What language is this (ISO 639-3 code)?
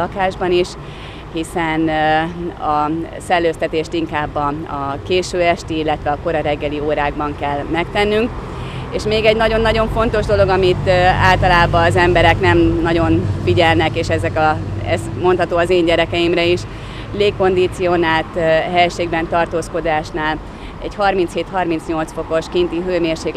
hun